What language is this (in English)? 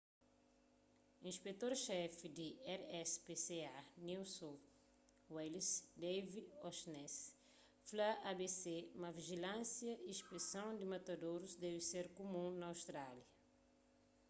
Kabuverdianu